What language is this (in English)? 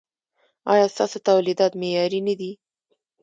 Pashto